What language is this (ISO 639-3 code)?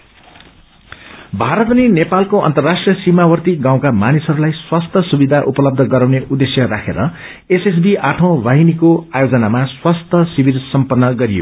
nep